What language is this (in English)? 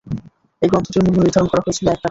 Bangla